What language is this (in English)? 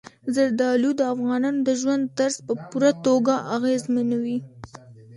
Pashto